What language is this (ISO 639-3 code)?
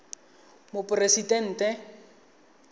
tsn